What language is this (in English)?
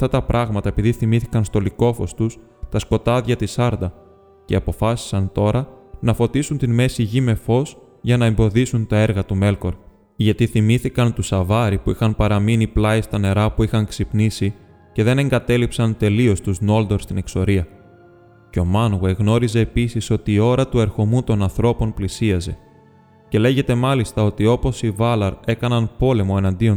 Greek